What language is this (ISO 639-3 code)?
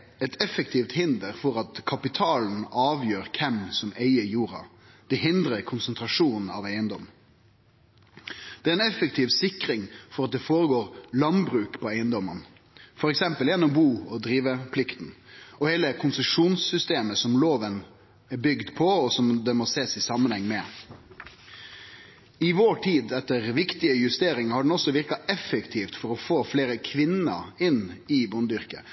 nno